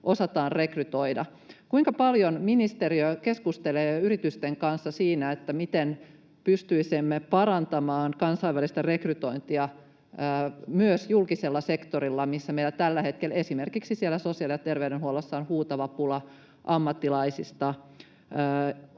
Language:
Finnish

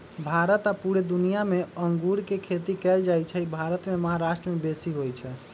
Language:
Magahi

